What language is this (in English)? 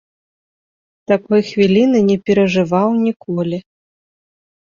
Belarusian